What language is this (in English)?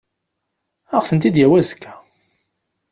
Kabyle